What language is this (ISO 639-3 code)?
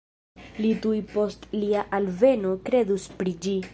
epo